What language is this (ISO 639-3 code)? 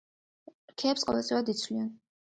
kat